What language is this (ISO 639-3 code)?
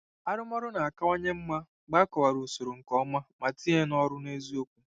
ibo